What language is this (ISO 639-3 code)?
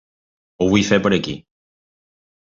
cat